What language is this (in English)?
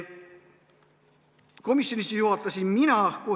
Estonian